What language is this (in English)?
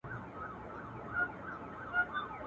Pashto